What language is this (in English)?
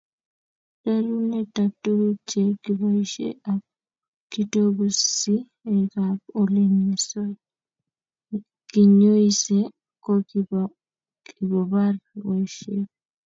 Kalenjin